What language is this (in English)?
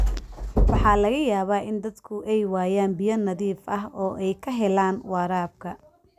Somali